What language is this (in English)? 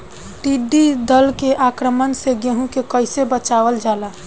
Bhojpuri